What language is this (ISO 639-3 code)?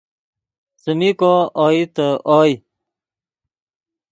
ydg